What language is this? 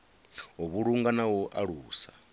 Venda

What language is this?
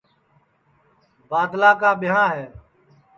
Sansi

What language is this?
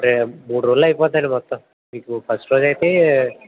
Telugu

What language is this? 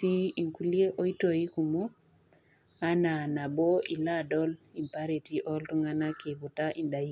Masai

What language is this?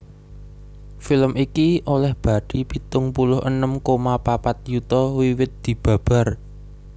Javanese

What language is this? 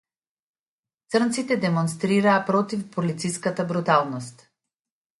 Macedonian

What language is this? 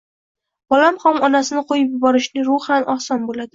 Uzbek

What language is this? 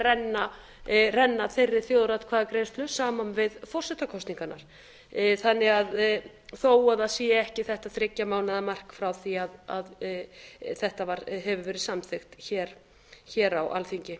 Icelandic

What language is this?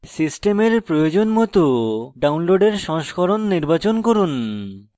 Bangla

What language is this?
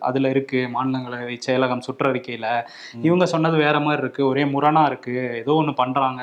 Tamil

